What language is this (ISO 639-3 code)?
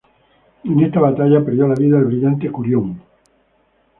spa